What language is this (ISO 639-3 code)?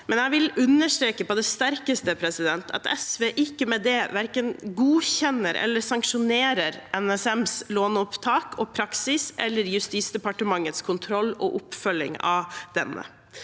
nor